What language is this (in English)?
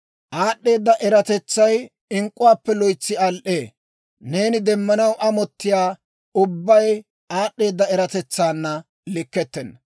Dawro